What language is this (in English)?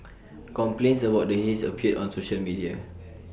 English